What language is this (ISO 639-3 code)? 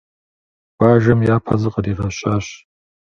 kbd